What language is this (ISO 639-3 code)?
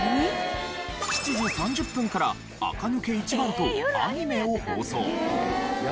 jpn